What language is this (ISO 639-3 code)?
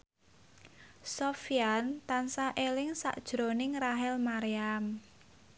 jav